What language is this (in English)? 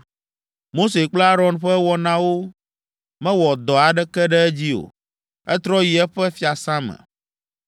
Ewe